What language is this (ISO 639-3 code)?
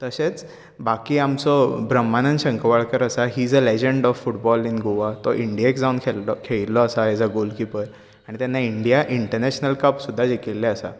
kok